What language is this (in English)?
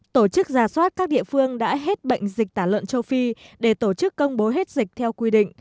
Vietnamese